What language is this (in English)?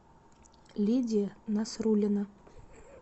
Russian